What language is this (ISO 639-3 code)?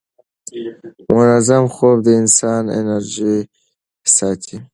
pus